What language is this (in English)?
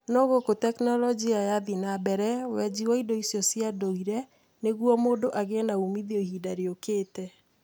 Kikuyu